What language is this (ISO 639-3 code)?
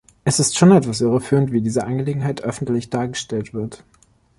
deu